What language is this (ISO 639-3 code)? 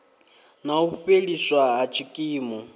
ven